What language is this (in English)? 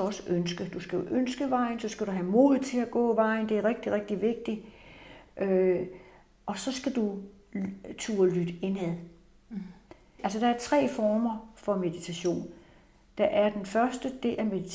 Danish